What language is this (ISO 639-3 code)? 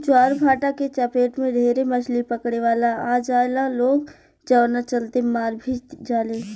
bho